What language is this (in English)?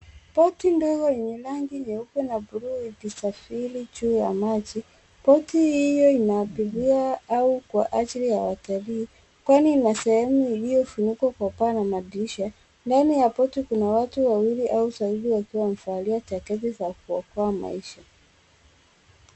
Swahili